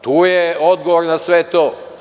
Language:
Serbian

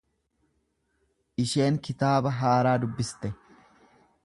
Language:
Oromo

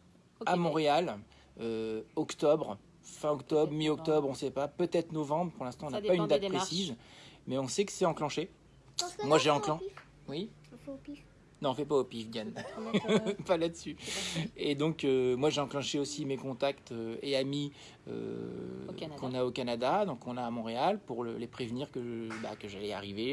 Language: French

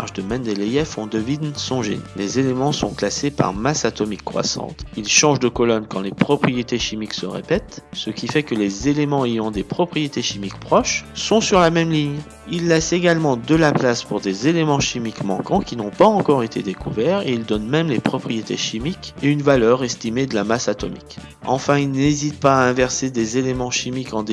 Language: French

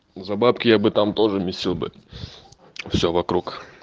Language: Russian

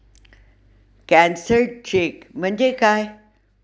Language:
Marathi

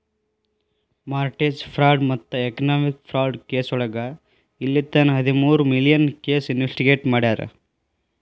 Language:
Kannada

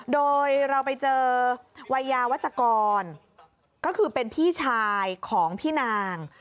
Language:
Thai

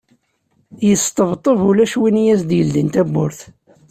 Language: Kabyle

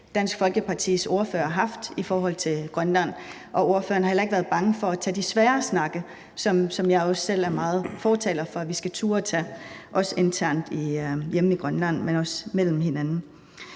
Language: Danish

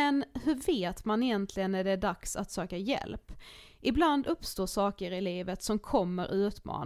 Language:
Swedish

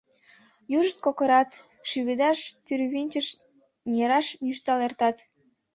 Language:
Mari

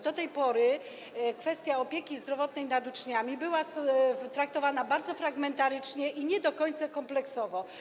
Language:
Polish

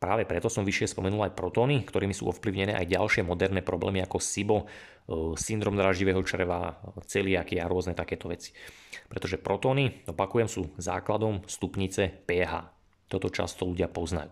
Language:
Slovak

